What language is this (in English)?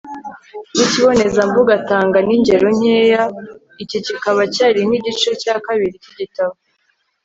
Kinyarwanda